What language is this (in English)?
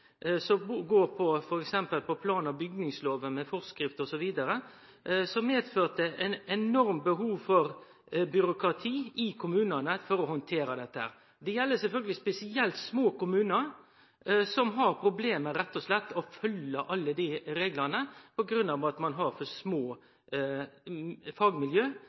Norwegian Nynorsk